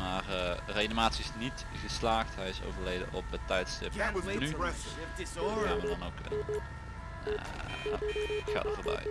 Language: Dutch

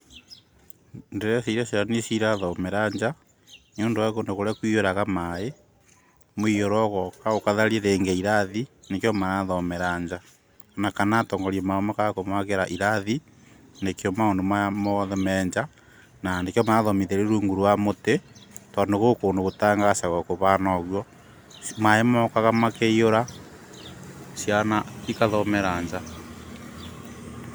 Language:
Kikuyu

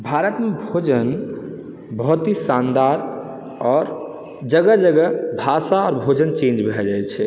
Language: Maithili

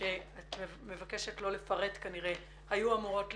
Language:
Hebrew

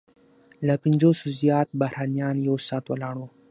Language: Pashto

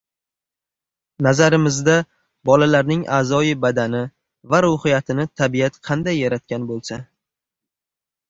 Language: Uzbek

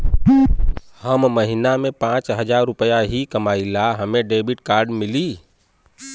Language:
Bhojpuri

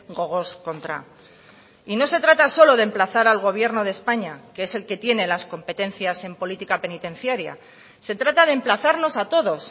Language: Spanish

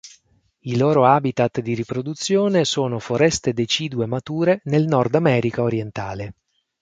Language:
Italian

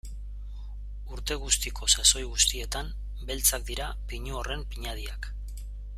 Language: Basque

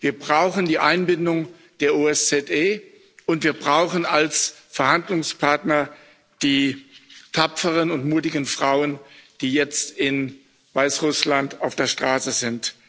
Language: German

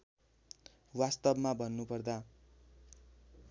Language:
Nepali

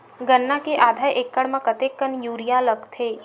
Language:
Chhattisgarhi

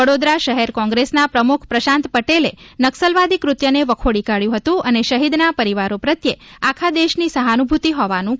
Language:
Gujarati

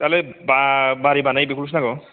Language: Bodo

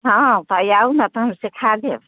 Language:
Maithili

